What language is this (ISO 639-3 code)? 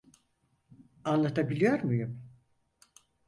tur